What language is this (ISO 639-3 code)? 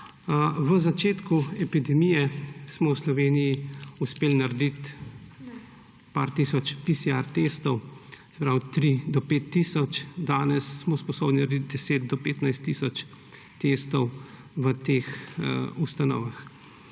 slv